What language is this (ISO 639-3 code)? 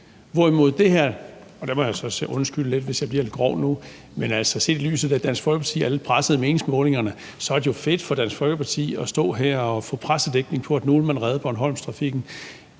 dan